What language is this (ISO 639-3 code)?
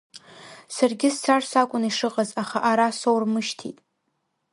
abk